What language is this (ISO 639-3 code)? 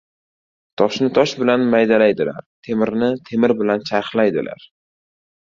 uzb